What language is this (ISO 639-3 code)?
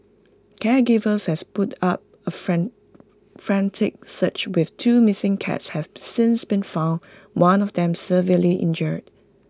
eng